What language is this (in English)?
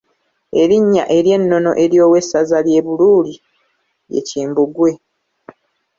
Ganda